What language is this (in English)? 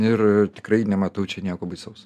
Lithuanian